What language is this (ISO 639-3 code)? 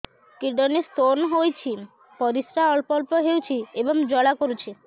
ori